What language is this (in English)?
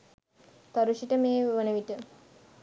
Sinhala